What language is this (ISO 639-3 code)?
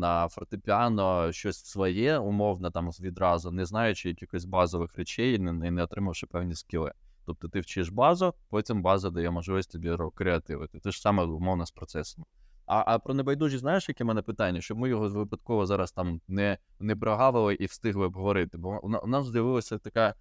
ukr